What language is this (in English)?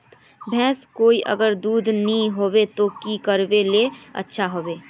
Magahi